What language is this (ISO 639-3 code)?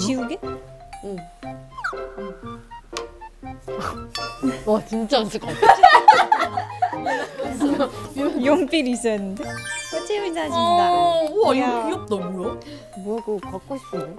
kor